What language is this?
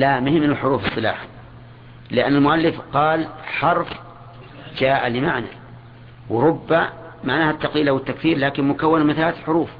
Arabic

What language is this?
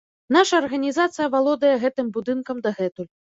Belarusian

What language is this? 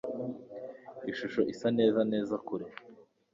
Kinyarwanda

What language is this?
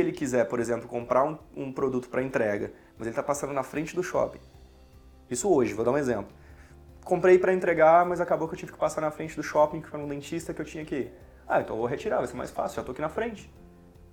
Portuguese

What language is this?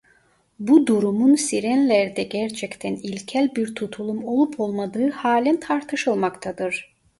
Turkish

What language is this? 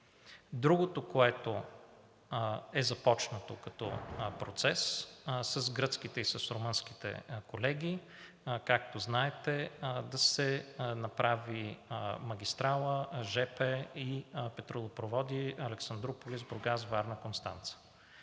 Bulgarian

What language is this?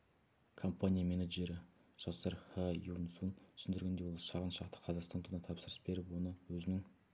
Kazakh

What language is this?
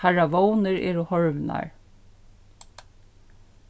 Faroese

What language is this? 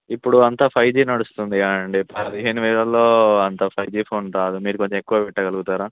Telugu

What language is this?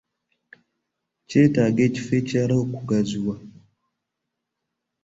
Ganda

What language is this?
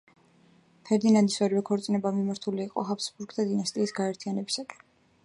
Georgian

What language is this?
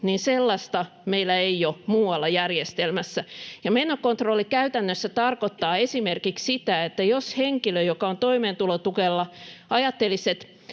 Finnish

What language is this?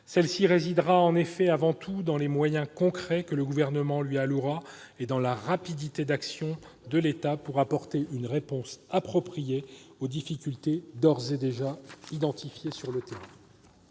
French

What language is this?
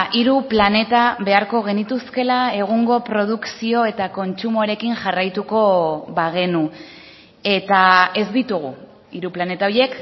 Basque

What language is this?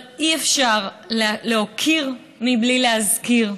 Hebrew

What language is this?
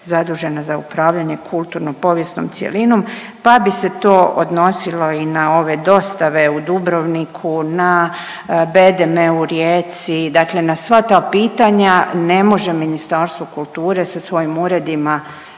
Croatian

